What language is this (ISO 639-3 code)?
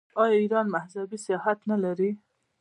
pus